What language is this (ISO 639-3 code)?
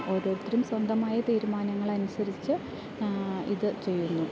mal